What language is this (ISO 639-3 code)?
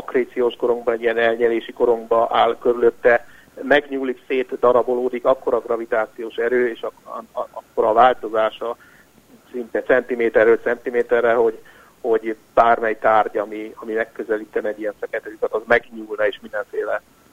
hun